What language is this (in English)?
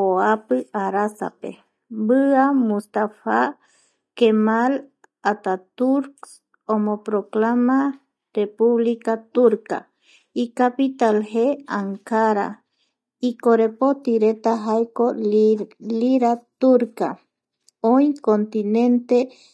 Eastern Bolivian Guaraní